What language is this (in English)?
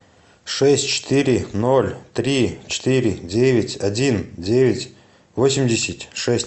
Russian